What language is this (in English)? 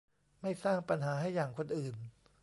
Thai